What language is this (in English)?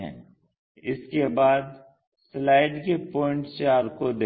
Hindi